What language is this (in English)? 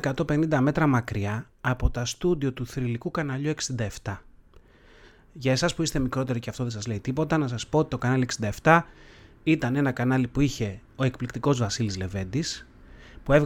Greek